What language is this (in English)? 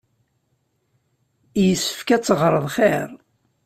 Kabyle